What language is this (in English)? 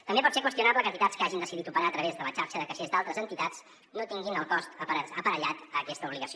Catalan